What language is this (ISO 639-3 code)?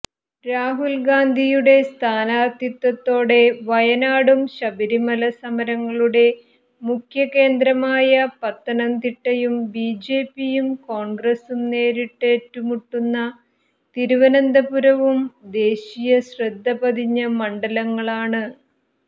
mal